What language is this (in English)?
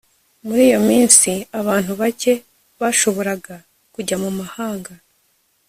Kinyarwanda